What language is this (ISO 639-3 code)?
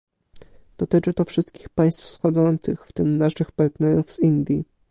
pol